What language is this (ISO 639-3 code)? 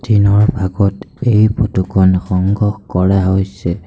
asm